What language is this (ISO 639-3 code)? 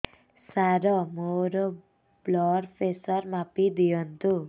ori